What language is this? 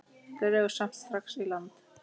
Icelandic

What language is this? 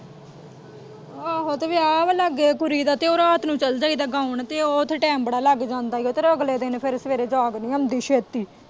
Punjabi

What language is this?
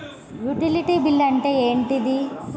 Telugu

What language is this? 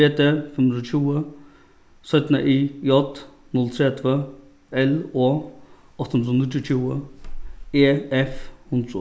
Faroese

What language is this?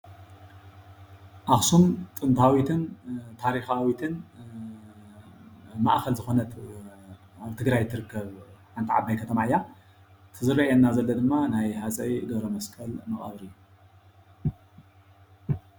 Tigrinya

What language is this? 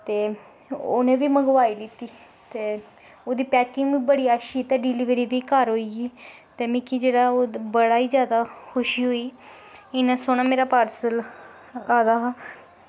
Dogri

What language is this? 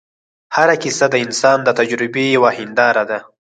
Pashto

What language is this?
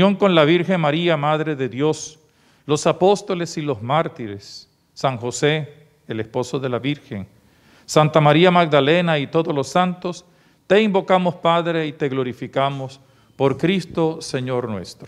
Spanish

